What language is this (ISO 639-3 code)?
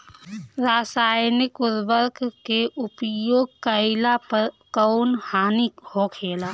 bho